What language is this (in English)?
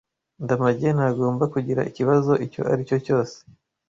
Kinyarwanda